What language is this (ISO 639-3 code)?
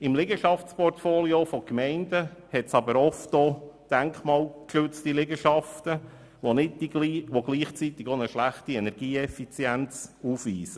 gsw